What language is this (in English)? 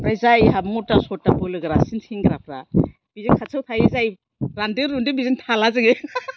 Bodo